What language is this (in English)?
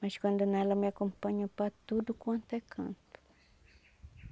Portuguese